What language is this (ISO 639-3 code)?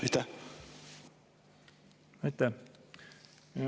est